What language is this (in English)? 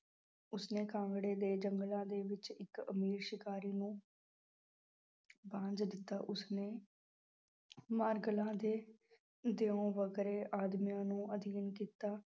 Punjabi